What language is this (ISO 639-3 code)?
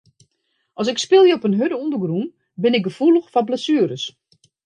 fry